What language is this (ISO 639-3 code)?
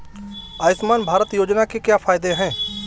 hin